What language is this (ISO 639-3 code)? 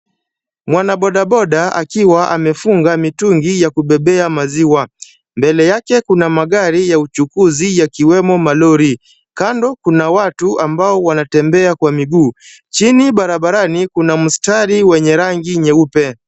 swa